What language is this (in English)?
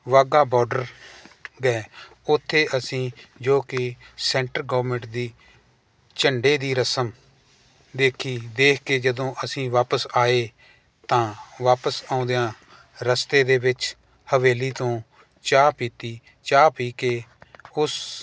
Punjabi